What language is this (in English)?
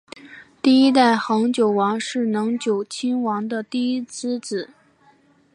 Chinese